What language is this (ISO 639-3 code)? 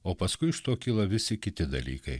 lit